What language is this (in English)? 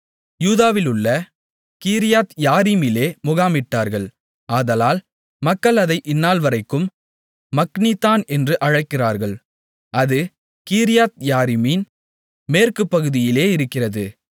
Tamil